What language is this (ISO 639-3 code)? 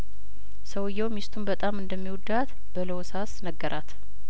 amh